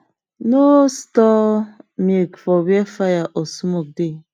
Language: Nigerian Pidgin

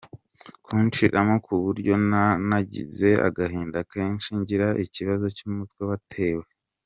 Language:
Kinyarwanda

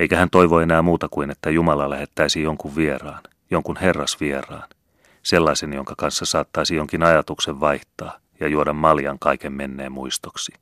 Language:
Finnish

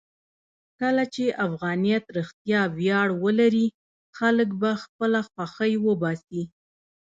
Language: Pashto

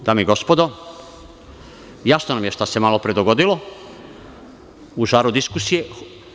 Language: Serbian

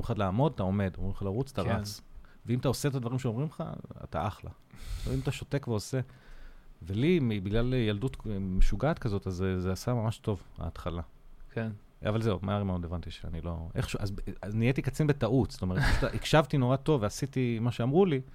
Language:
Hebrew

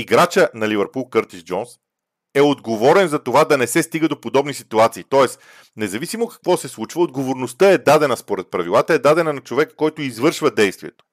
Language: Bulgarian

